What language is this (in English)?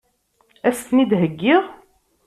Kabyle